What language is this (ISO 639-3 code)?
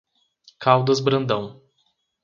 por